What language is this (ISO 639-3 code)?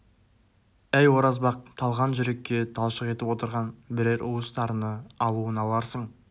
kaz